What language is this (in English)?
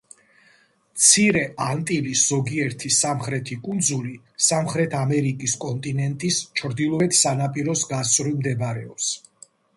Georgian